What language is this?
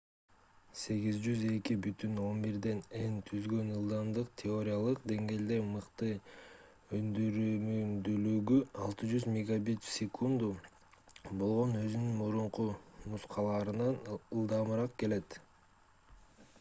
Kyrgyz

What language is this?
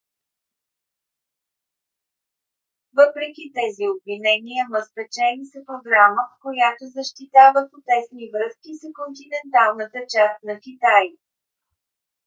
Bulgarian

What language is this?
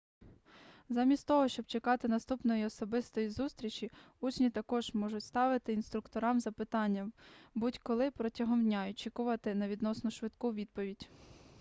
Ukrainian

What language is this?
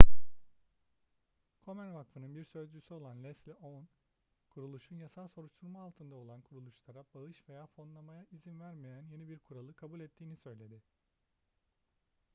Turkish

